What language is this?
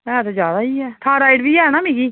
Dogri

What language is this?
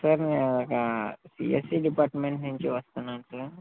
Telugu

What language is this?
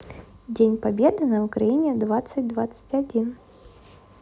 Russian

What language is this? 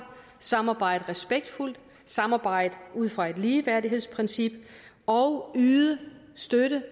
Danish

